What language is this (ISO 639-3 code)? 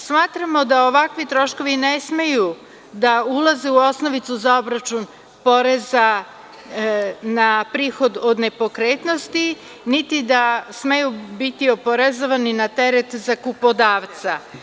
srp